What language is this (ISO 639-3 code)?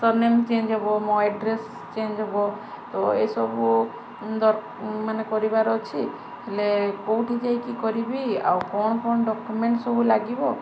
ori